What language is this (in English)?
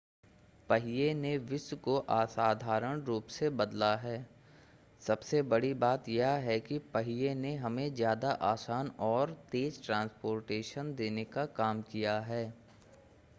Hindi